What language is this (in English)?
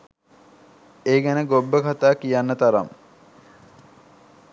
Sinhala